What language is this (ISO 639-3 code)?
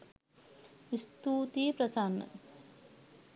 sin